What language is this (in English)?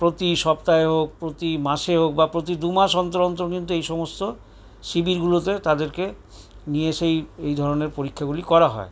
Bangla